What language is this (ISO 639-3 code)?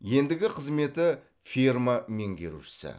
kaz